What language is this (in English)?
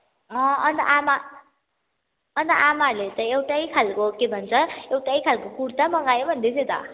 Nepali